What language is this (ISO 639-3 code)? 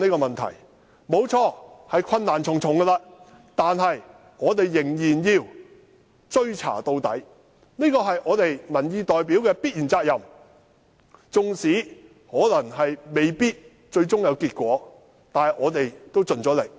yue